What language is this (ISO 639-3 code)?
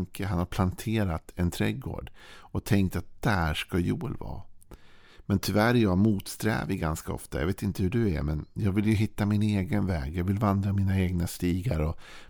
swe